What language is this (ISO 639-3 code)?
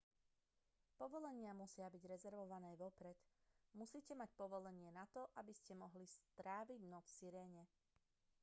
slk